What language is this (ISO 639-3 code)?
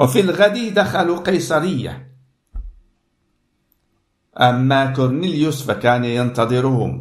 ara